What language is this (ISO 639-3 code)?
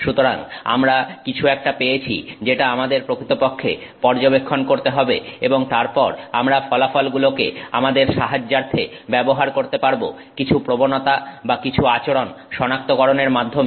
ben